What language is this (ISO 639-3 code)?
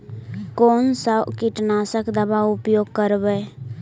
mag